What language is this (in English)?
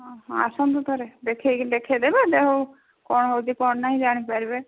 Odia